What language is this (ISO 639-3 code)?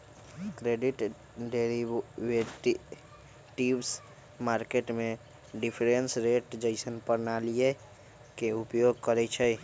mag